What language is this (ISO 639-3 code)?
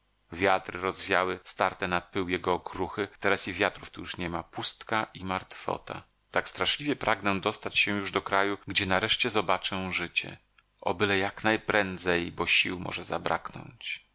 pol